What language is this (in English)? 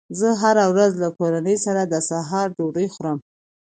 Pashto